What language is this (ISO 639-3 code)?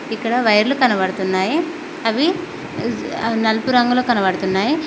tel